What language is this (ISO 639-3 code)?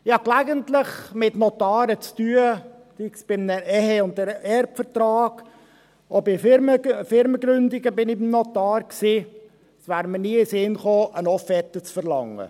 gsw